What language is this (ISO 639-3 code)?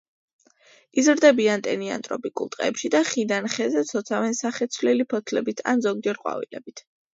kat